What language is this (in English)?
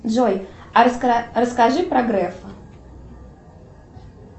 Russian